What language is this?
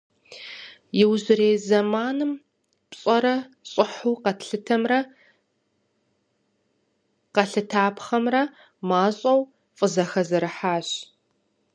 Kabardian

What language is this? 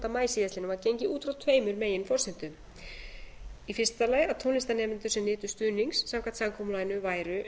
Icelandic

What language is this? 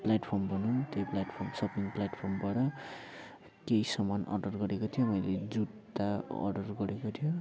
Nepali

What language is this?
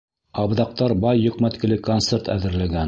Bashkir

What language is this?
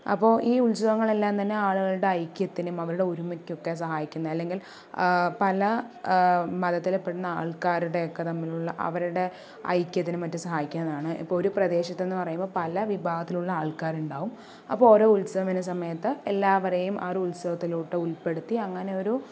Malayalam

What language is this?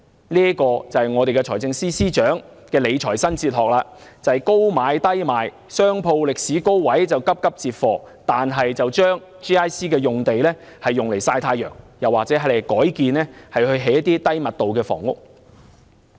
Cantonese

